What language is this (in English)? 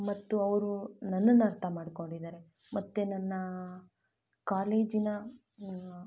Kannada